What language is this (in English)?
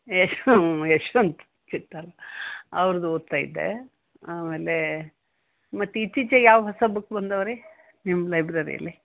Kannada